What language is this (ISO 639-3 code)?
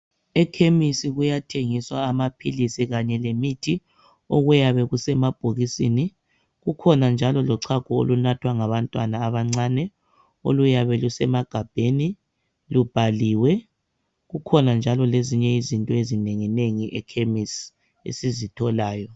nde